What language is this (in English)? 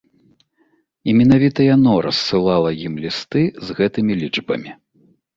Belarusian